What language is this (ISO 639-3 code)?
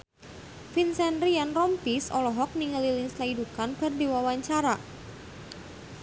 sun